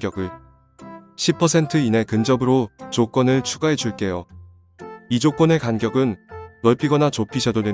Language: Korean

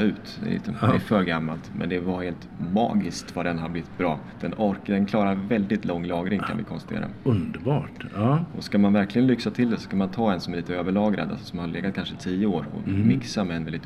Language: Swedish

